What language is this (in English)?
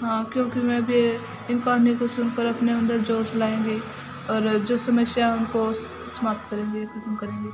Hindi